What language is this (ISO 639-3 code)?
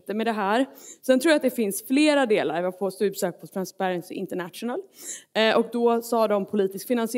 swe